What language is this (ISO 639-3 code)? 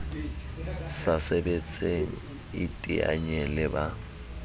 sot